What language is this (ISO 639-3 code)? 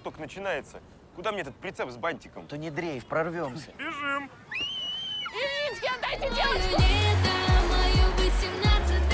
rus